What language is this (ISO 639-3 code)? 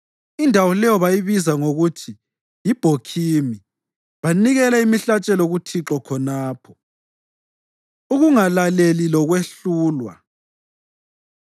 nde